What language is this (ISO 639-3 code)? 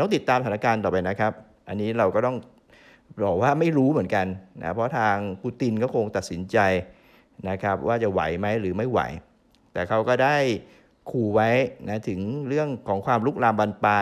tha